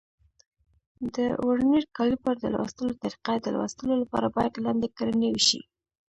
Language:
Pashto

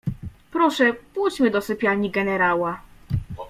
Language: Polish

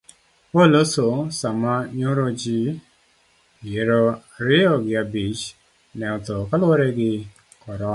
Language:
Luo (Kenya and Tanzania)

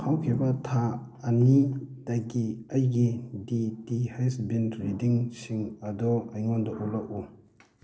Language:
Manipuri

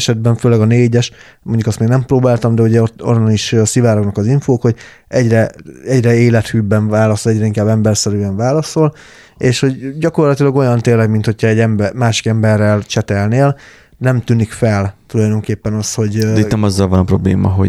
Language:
Hungarian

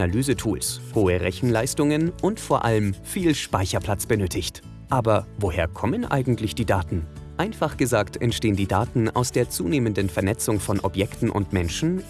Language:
German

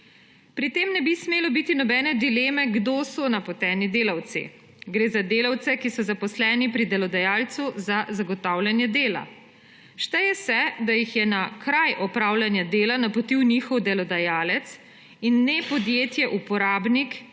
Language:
Slovenian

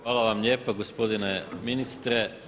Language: Croatian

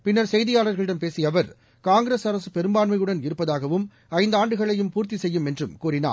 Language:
Tamil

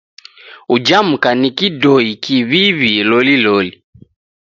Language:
Taita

